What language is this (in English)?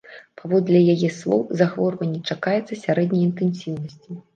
Belarusian